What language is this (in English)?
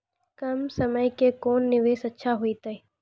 Maithili